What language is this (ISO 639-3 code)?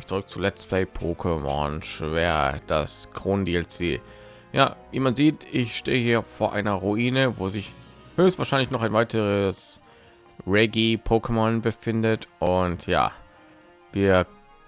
deu